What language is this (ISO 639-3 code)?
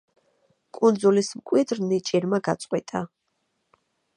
kat